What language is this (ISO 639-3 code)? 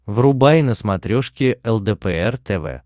rus